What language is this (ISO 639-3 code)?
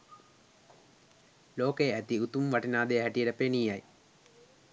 sin